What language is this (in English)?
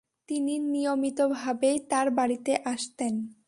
Bangla